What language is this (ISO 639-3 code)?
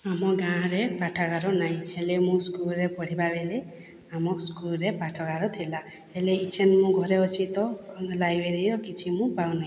ori